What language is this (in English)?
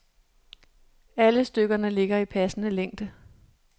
Danish